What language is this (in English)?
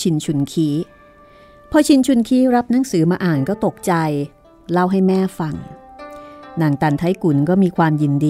Thai